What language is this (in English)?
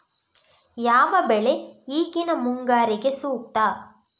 Kannada